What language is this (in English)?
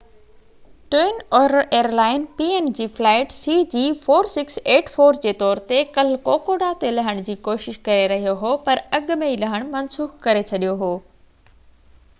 Sindhi